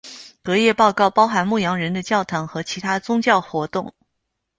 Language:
Chinese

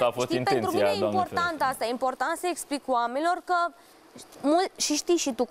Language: Romanian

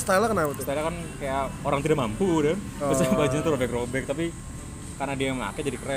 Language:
Indonesian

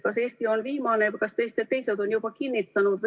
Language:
Estonian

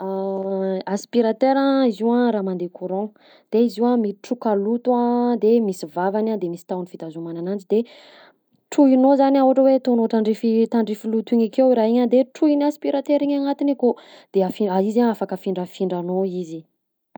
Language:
Southern Betsimisaraka Malagasy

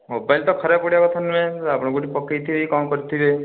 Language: Odia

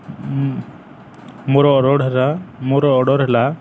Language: Odia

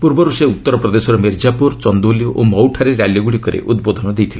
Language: Odia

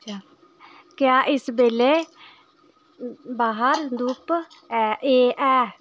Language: Dogri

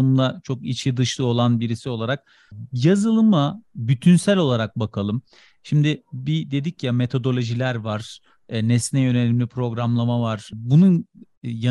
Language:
Turkish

